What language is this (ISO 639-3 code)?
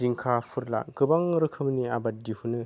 brx